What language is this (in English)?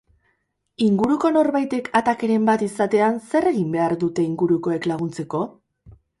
Basque